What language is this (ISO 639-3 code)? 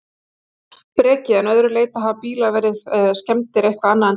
isl